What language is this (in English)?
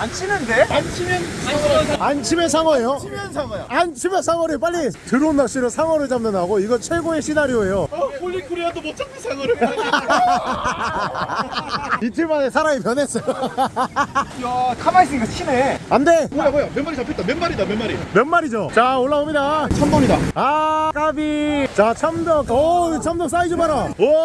Korean